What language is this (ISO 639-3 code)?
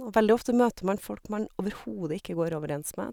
nor